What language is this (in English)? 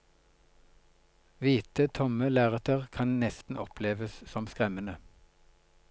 Norwegian